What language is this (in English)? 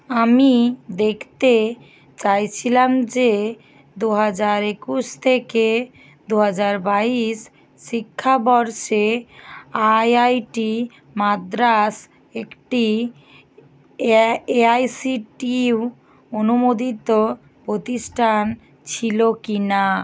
Bangla